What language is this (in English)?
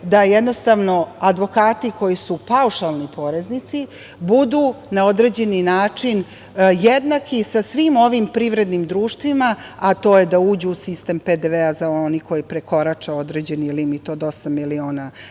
Serbian